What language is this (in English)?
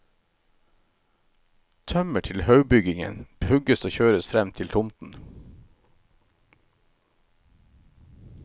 Norwegian